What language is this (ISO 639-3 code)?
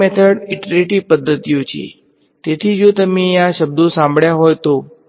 guj